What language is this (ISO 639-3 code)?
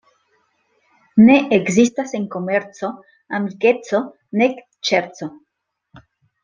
epo